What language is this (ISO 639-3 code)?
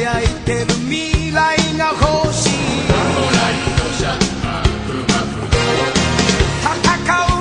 ind